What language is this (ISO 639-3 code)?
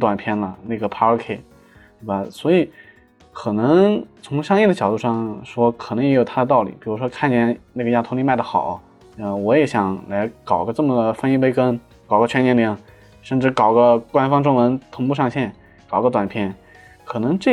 zho